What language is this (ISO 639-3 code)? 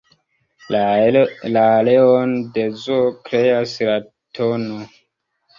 epo